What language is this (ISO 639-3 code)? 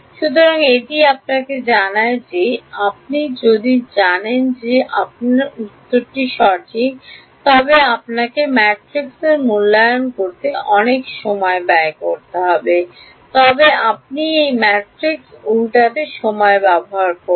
ben